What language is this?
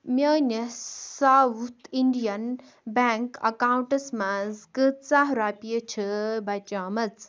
Kashmiri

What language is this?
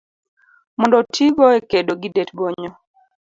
Luo (Kenya and Tanzania)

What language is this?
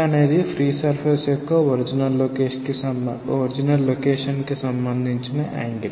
Telugu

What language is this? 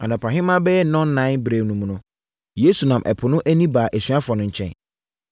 Akan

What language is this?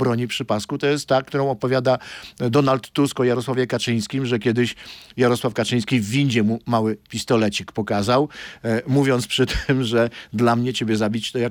Polish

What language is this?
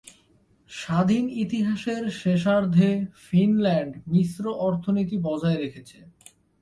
Bangla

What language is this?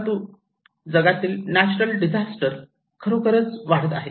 Marathi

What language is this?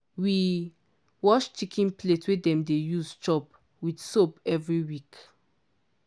Nigerian Pidgin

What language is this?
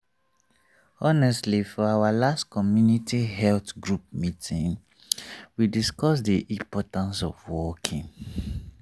Nigerian Pidgin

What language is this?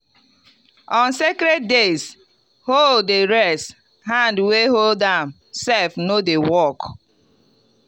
Nigerian Pidgin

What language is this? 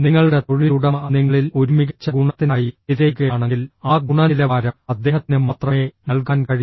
Malayalam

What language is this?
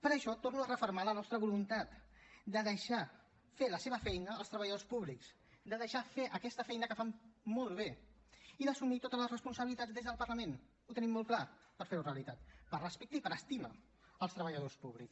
Catalan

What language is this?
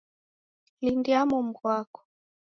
Taita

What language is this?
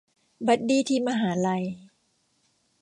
Thai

